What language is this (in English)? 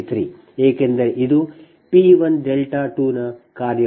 Kannada